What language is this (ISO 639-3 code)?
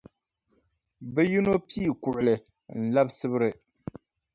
dag